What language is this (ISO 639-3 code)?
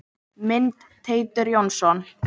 isl